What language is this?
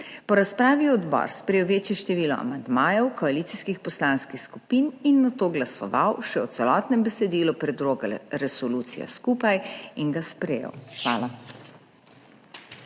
Slovenian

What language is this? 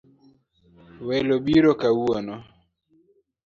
Luo (Kenya and Tanzania)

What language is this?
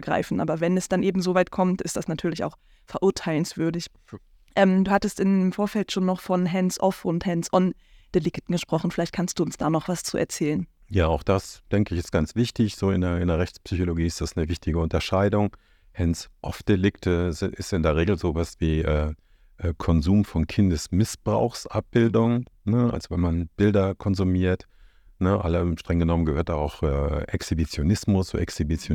German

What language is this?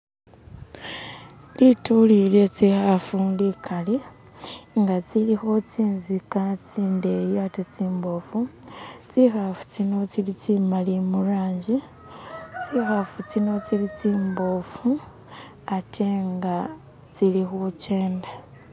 Masaaba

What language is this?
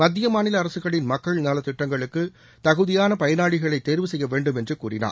Tamil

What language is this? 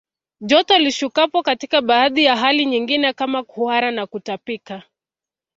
Swahili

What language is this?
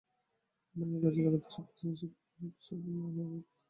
Bangla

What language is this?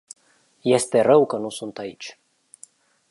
Romanian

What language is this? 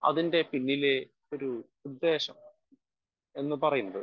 Malayalam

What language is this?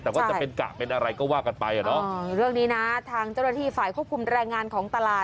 Thai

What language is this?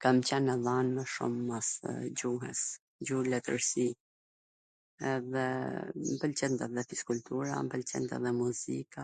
Gheg Albanian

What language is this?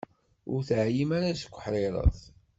Kabyle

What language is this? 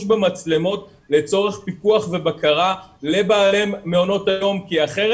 Hebrew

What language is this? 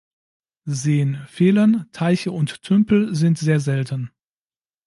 German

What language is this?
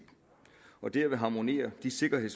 Danish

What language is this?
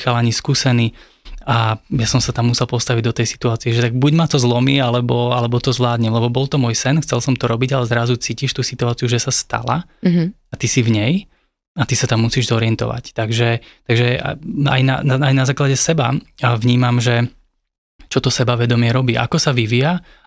Slovak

